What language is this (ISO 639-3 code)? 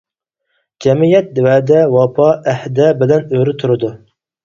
uig